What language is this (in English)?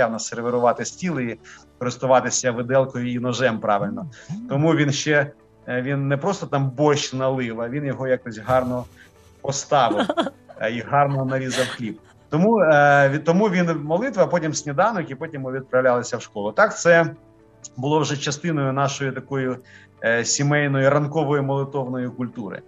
Ukrainian